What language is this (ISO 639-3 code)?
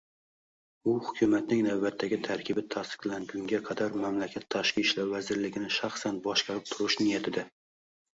uzb